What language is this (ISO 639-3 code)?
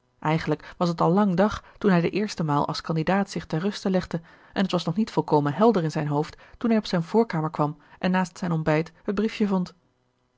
nld